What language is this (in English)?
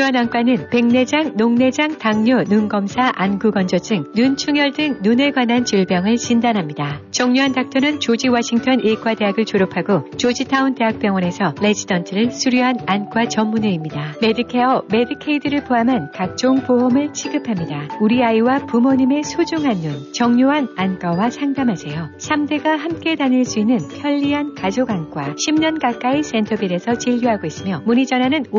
Korean